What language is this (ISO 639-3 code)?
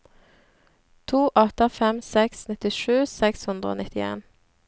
nor